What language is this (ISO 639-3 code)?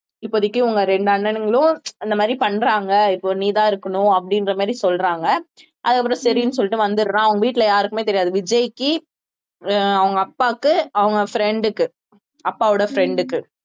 tam